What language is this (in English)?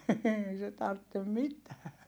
Finnish